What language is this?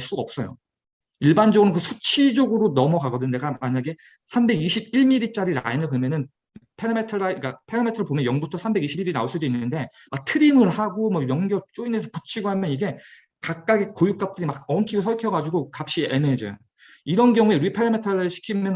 Korean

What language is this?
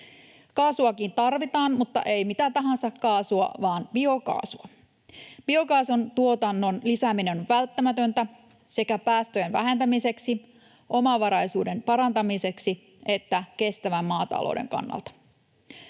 Finnish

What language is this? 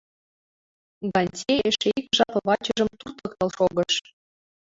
Mari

